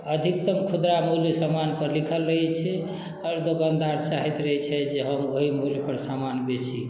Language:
Maithili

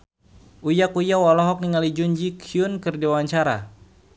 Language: Sundanese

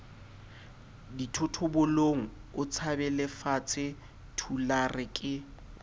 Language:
Southern Sotho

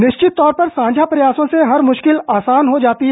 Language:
Hindi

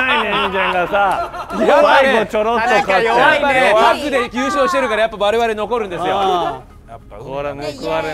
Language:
Japanese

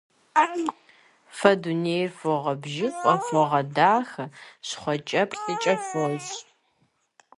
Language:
Kabardian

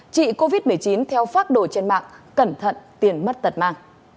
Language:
Vietnamese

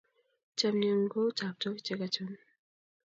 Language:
Kalenjin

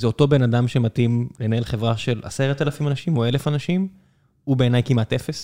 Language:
Hebrew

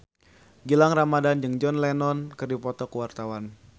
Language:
Sundanese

